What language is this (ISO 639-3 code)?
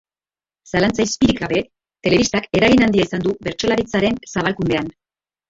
eus